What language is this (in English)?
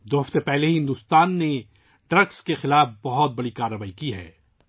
Urdu